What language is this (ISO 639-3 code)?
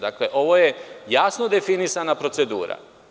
srp